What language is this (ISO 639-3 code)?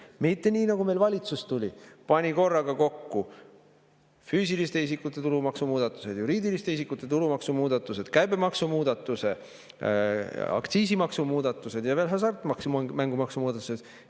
est